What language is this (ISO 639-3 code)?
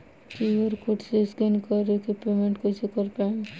bho